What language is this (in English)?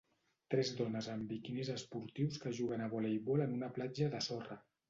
Catalan